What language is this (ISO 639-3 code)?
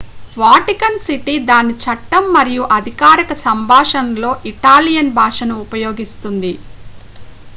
tel